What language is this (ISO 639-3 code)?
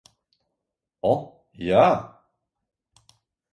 lav